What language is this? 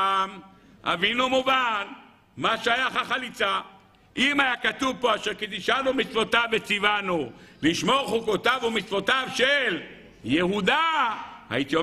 Hebrew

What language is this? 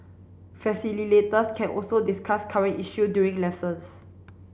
English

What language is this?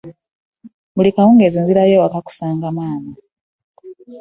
Ganda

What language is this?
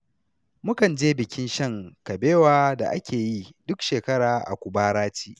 Hausa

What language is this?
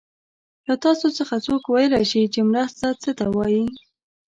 Pashto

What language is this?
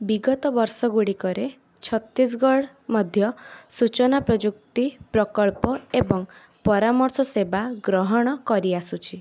Odia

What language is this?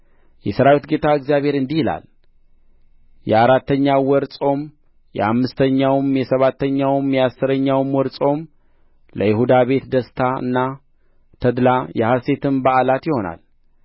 Amharic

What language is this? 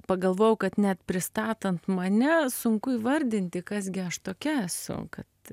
Lithuanian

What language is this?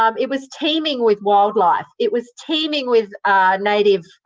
English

